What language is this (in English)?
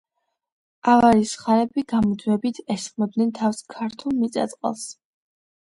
Georgian